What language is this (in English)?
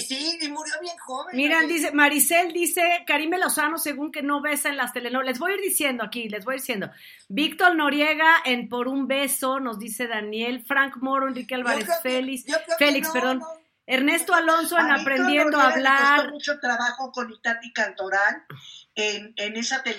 Spanish